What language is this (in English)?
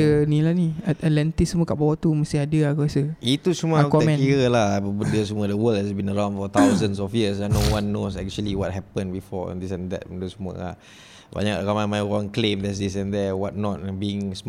Malay